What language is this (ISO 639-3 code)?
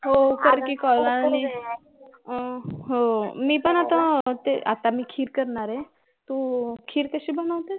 mar